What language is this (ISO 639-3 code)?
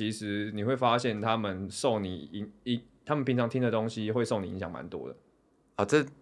zho